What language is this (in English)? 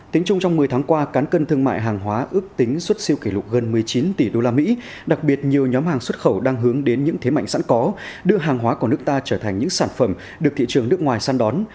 Vietnamese